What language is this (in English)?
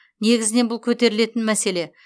Kazakh